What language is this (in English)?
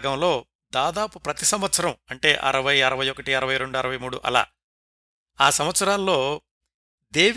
Telugu